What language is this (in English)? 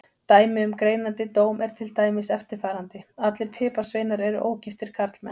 Icelandic